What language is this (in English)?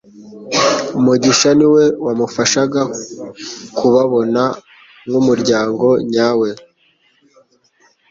Kinyarwanda